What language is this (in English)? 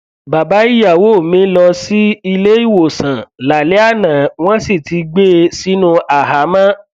Yoruba